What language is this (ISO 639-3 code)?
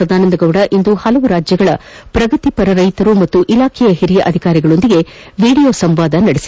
kan